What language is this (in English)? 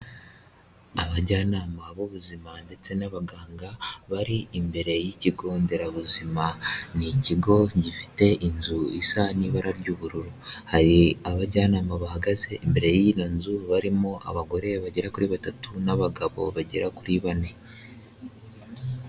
Kinyarwanda